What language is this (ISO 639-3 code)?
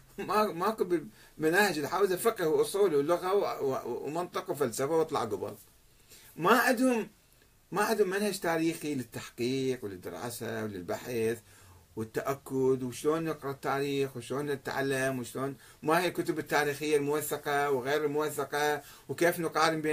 ara